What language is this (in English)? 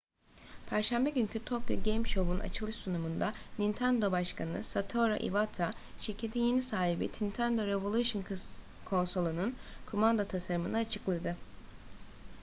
Turkish